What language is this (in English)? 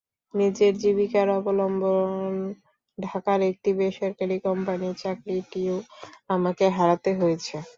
Bangla